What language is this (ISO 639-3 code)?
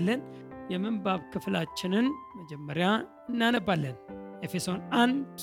amh